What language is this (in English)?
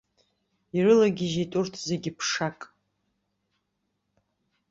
Abkhazian